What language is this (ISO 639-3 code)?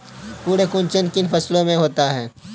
hin